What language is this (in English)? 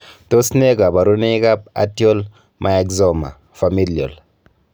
Kalenjin